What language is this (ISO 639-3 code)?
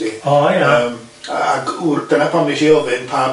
cym